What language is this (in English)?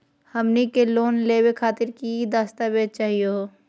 Magahi